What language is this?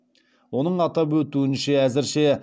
Kazakh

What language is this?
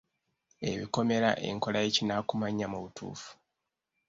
Ganda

